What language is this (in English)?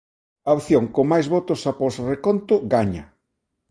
Galician